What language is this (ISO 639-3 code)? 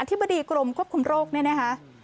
tha